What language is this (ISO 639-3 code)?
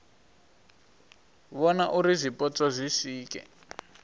ven